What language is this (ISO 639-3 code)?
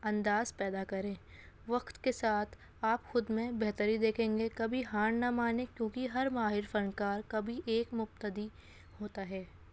urd